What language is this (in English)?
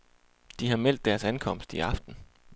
Danish